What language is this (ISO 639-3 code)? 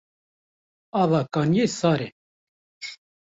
kur